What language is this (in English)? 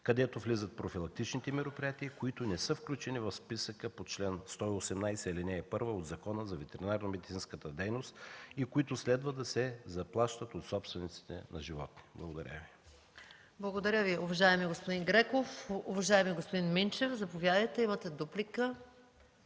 Bulgarian